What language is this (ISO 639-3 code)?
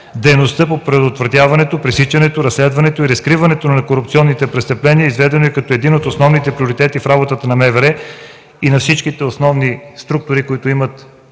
bul